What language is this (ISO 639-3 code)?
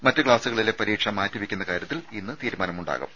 mal